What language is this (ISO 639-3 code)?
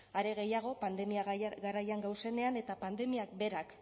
eus